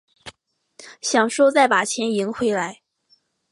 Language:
Chinese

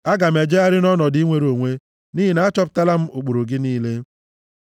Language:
Igbo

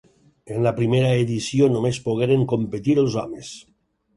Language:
Catalan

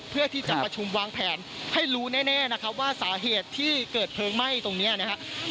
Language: Thai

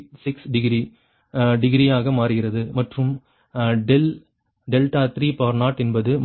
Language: Tamil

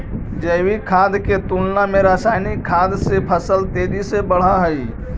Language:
Magahi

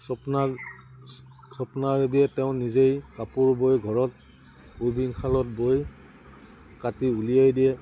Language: Assamese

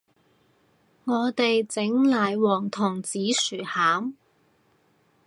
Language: Cantonese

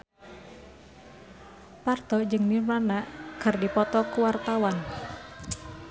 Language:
Sundanese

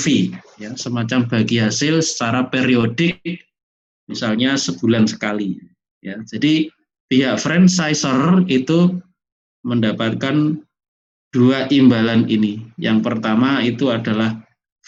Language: Indonesian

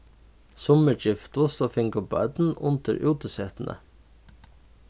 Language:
Faroese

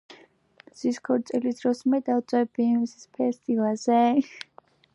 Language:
Georgian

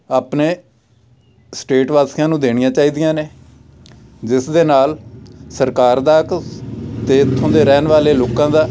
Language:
Punjabi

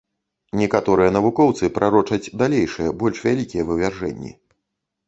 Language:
Belarusian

